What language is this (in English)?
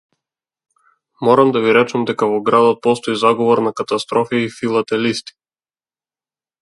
Macedonian